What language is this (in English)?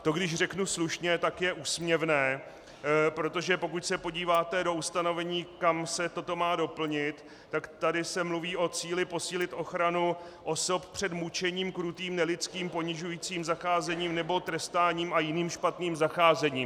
Czech